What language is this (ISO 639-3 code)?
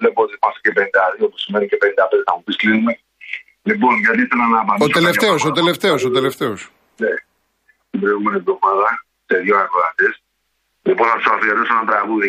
ell